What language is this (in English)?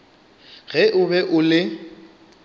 Northern Sotho